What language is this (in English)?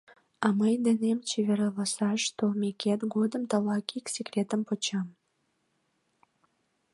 Mari